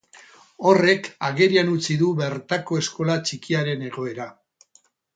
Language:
Basque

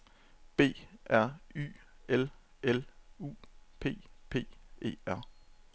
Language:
Danish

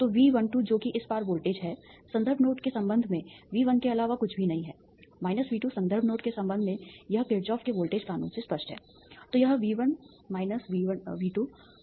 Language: Hindi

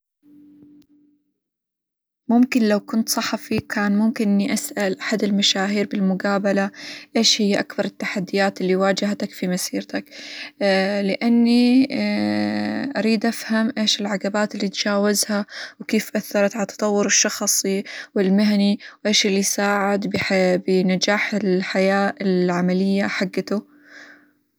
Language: Hijazi Arabic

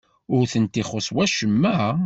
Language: Kabyle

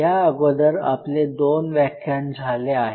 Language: Marathi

